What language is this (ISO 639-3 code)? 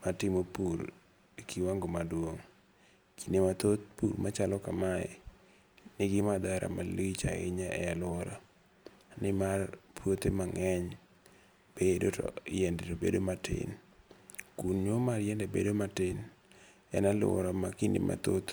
luo